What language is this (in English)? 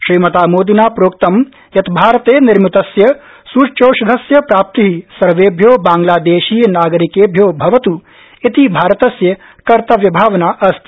Sanskrit